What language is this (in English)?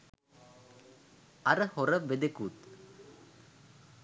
Sinhala